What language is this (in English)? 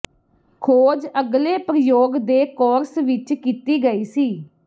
Punjabi